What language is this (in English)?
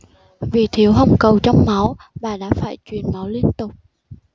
Vietnamese